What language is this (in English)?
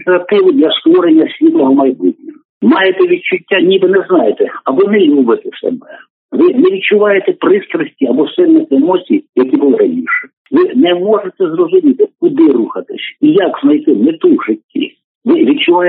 Ukrainian